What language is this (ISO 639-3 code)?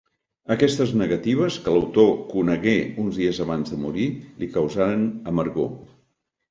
cat